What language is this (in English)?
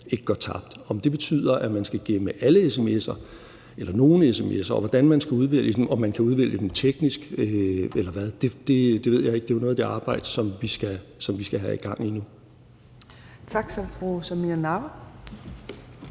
Danish